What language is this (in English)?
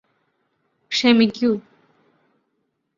Malayalam